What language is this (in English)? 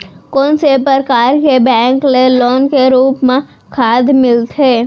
Chhattisgarhi